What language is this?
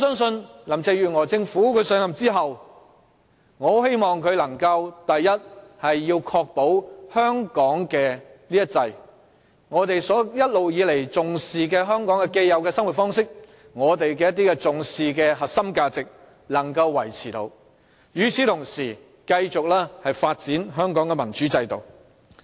Cantonese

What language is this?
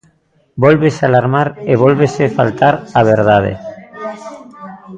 Galician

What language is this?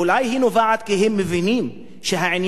Hebrew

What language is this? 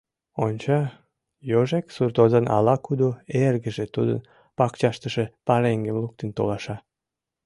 Mari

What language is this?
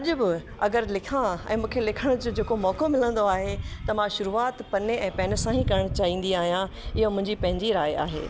Sindhi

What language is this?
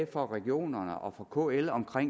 Danish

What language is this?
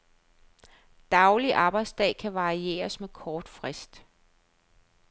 Danish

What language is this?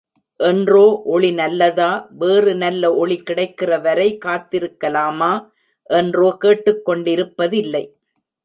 Tamil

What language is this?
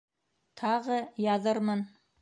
Bashkir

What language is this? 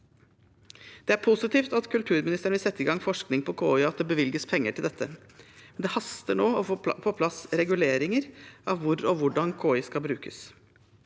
Norwegian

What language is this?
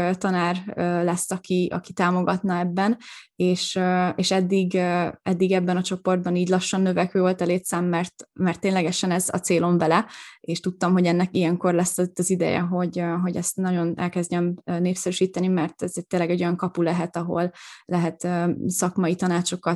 Hungarian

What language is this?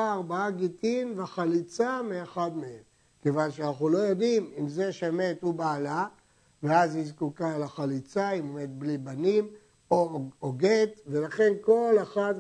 Hebrew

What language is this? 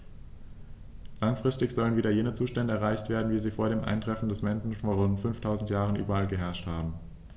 German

